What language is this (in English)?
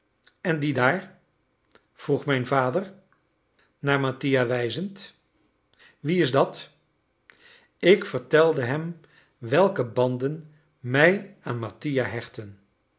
Dutch